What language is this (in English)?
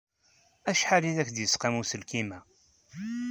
Kabyle